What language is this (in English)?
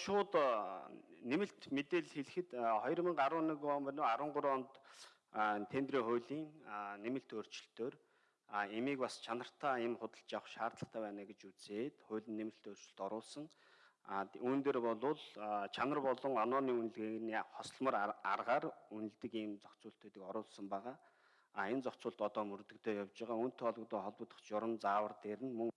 Korean